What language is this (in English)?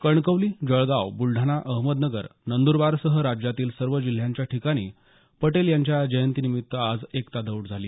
Marathi